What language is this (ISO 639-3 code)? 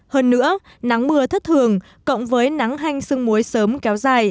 vie